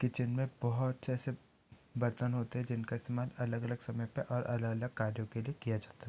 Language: Hindi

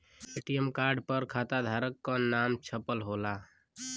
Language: Bhojpuri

